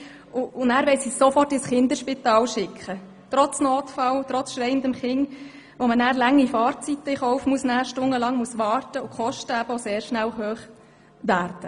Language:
Swiss German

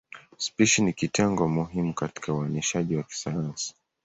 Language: Swahili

